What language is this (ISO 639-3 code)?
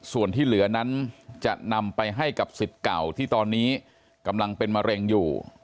tha